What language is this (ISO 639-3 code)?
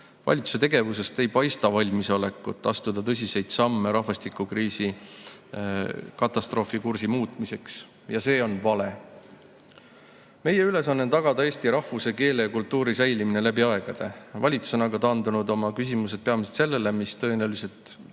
est